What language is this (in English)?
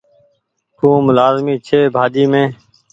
Goaria